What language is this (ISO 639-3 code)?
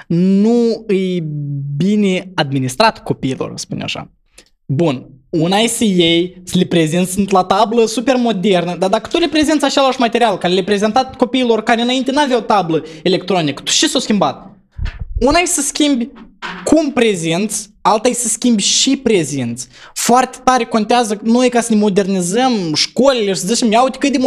ron